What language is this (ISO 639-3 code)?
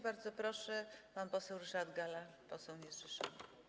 pol